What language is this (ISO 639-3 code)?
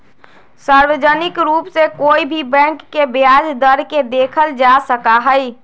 mag